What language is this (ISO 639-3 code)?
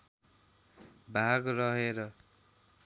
nep